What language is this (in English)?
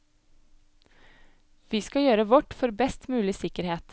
Norwegian